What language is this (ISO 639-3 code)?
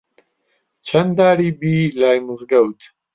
ckb